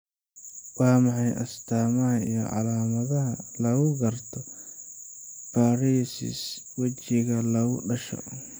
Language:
Somali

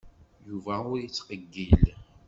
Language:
Kabyle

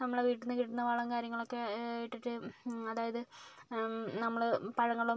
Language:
Malayalam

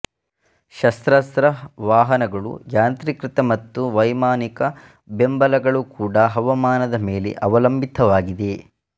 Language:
Kannada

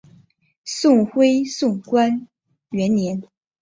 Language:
Chinese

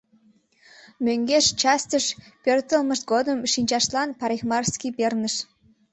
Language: Mari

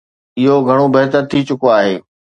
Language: Sindhi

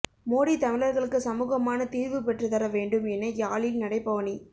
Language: Tamil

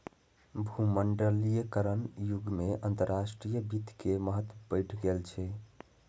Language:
Maithili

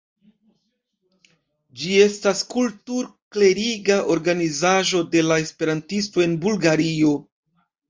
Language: Esperanto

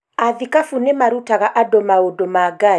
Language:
Kikuyu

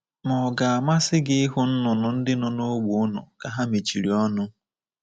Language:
Igbo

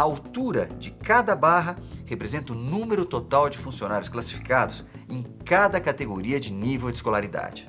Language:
Portuguese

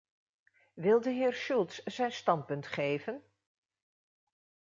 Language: Dutch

